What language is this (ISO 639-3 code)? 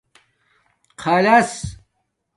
dmk